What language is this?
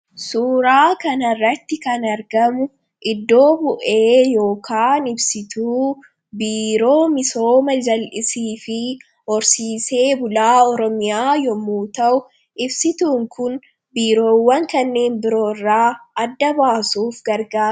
Oromo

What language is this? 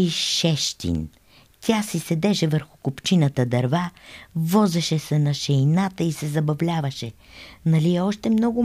Bulgarian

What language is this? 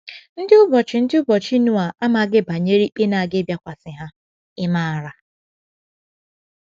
Igbo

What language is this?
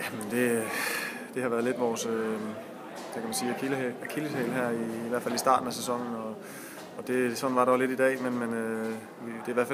Danish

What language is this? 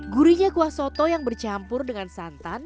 Indonesian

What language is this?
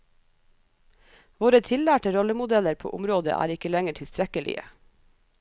Norwegian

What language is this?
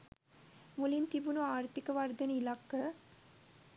Sinhala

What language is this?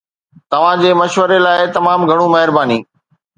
Sindhi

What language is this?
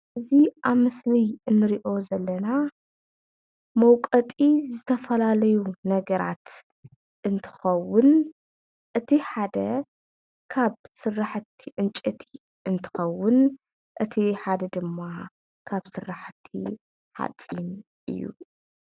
Tigrinya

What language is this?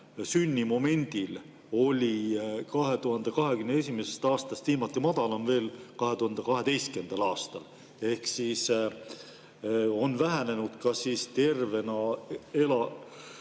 Estonian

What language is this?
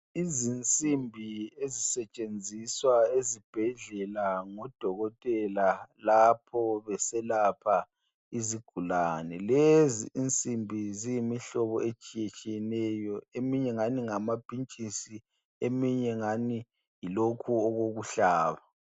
North Ndebele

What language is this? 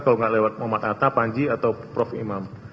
Indonesian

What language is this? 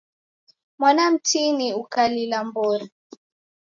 Taita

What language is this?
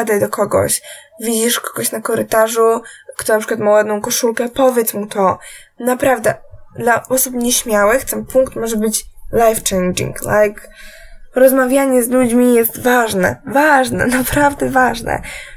Polish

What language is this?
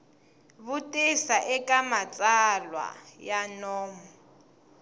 Tsonga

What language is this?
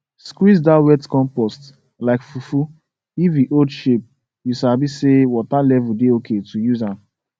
Nigerian Pidgin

